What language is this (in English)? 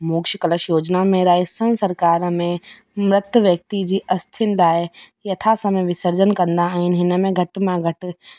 Sindhi